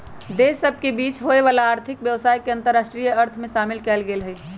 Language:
Magahi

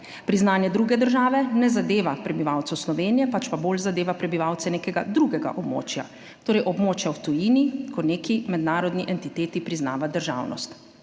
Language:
Slovenian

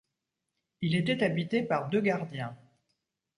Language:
French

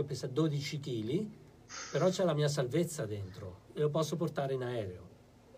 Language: Italian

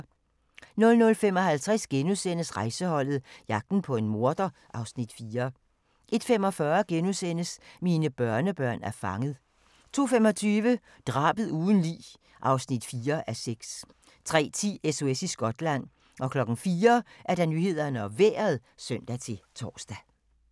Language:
Danish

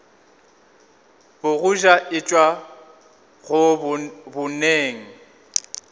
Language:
Northern Sotho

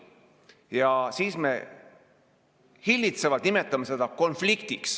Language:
Estonian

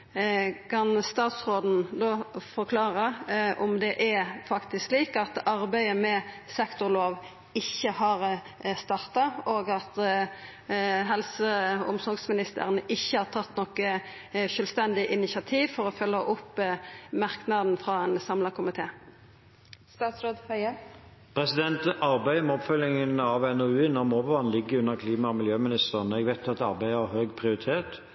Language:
Norwegian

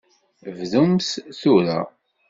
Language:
Kabyle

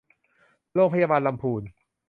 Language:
Thai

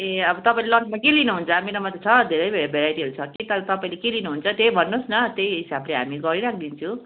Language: Nepali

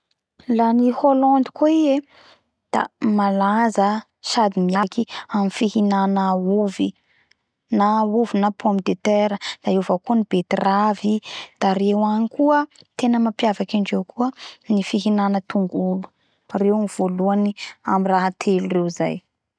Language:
Bara Malagasy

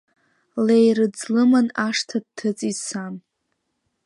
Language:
Abkhazian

